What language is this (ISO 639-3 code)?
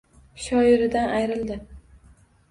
uzb